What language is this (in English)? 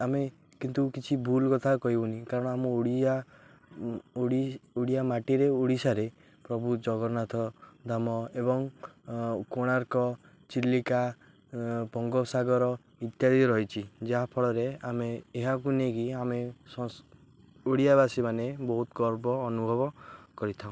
Odia